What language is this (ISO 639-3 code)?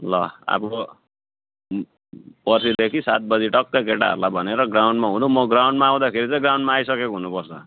nep